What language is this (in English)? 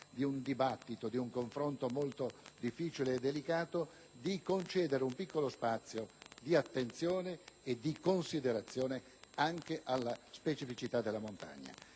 Italian